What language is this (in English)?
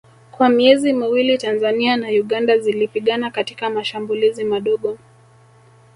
Swahili